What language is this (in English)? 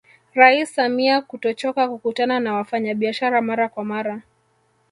Swahili